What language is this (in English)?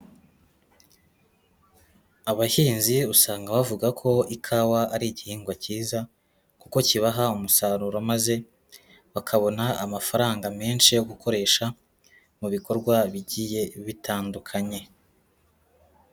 Kinyarwanda